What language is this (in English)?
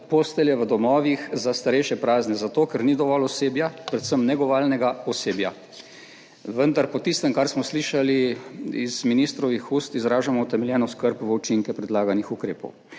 Slovenian